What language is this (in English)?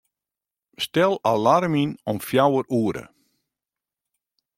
Western Frisian